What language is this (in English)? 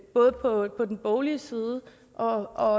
Danish